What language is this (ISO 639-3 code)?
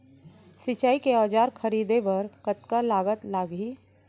hne